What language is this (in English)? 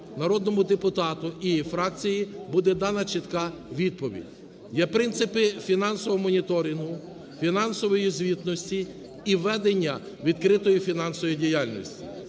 Ukrainian